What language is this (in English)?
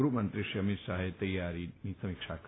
Gujarati